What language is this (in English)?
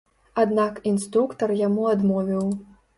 Belarusian